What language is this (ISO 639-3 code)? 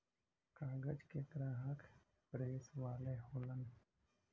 bho